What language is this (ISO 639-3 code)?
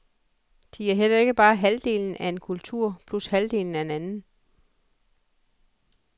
dan